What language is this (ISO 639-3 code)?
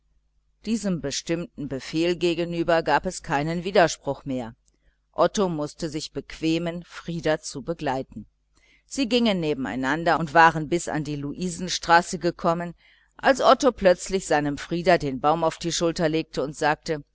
deu